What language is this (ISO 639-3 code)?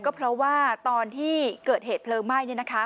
tha